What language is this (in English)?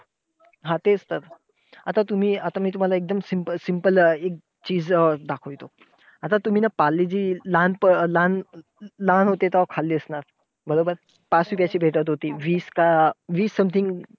Marathi